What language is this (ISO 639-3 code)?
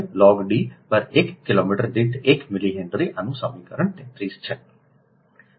guj